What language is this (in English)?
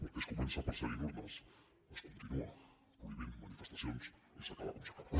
Catalan